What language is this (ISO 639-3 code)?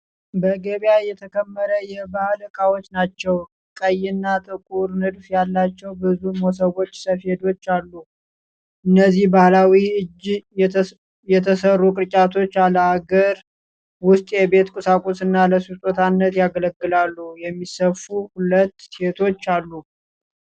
amh